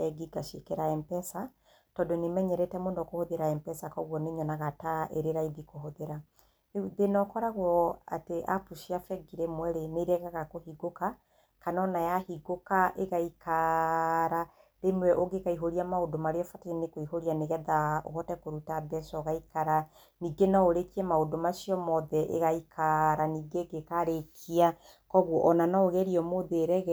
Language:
Kikuyu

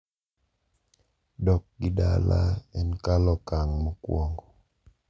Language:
Luo (Kenya and Tanzania)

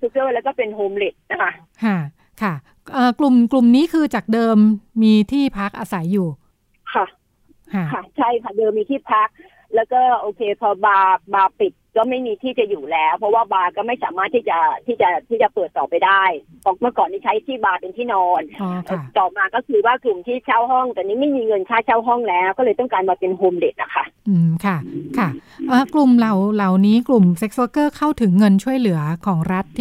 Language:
Thai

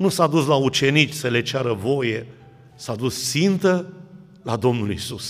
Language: Romanian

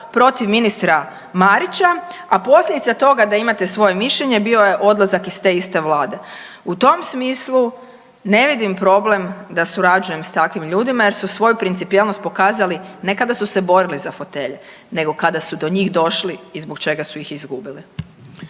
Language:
Croatian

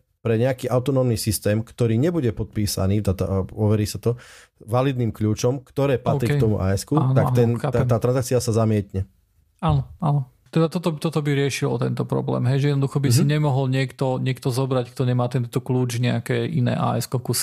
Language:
Slovak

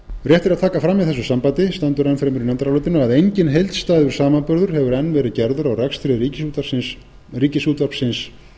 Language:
Icelandic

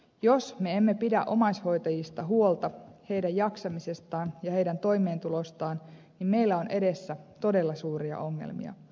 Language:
Finnish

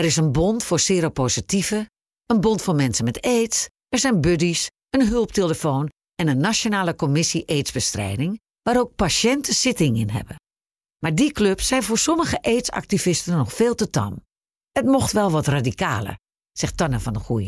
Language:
Dutch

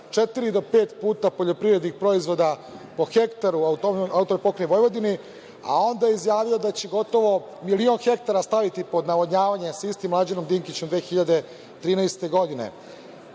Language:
Serbian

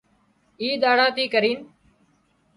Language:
Wadiyara Koli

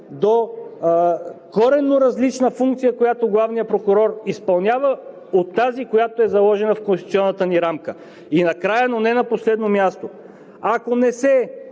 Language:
Bulgarian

